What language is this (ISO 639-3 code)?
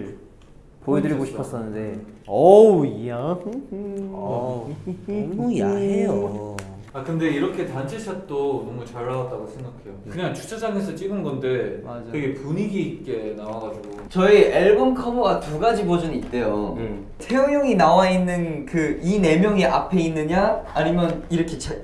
kor